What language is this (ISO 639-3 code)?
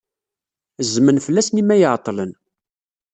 kab